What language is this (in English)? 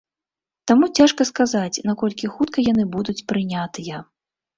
Belarusian